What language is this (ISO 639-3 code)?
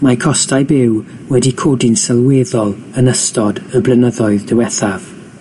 cym